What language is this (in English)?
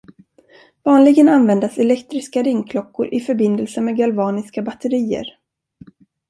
Swedish